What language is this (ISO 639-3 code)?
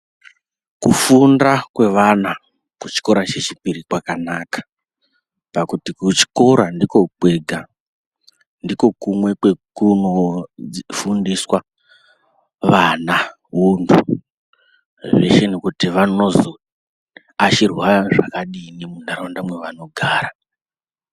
ndc